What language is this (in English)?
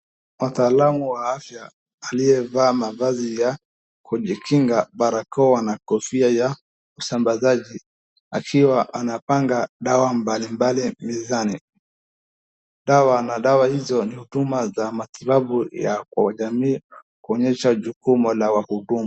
Swahili